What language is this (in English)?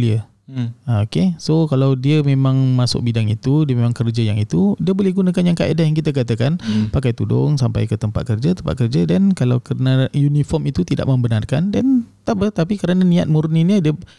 Malay